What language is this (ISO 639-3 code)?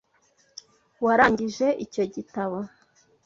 kin